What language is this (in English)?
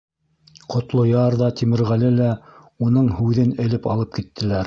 Bashkir